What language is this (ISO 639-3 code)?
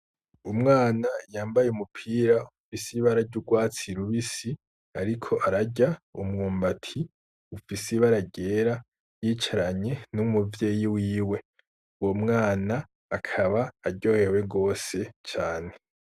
run